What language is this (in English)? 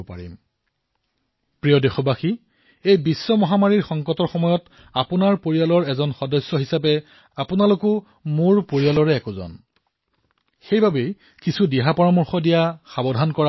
Assamese